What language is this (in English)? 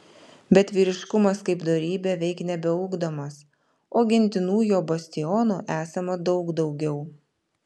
Lithuanian